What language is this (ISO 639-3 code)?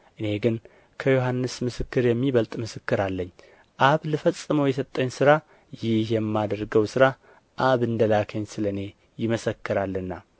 amh